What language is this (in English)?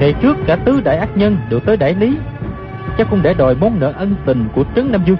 Vietnamese